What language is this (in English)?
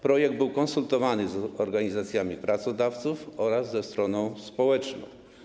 Polish